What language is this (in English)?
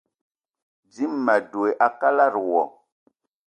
Eton (Cameroon)